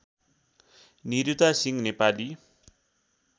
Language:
Nepali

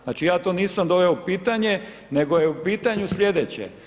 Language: Croatian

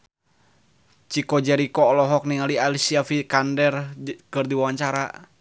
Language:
Sundanese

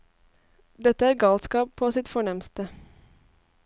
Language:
Norwegian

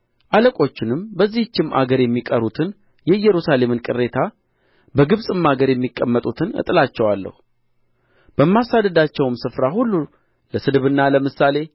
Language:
Amharic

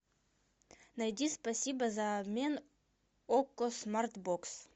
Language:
Russian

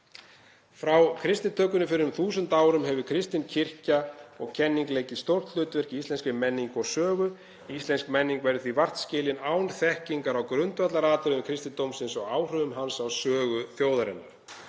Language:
Icelandic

